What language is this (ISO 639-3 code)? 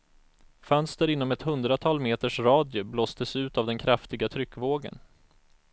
swe